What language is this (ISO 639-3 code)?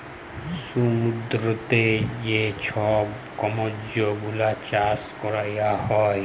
ben